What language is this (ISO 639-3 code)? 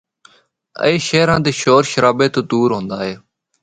hno